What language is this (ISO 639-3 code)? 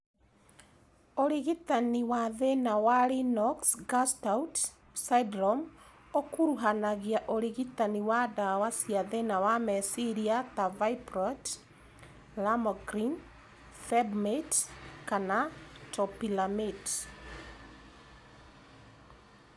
kik